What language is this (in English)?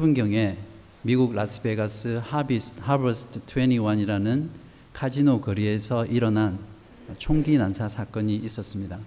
Korean